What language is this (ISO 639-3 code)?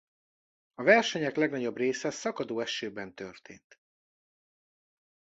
hun